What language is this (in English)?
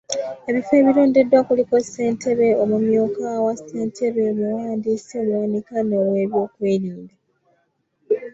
Ganda